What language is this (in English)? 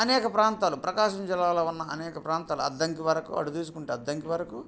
Telugu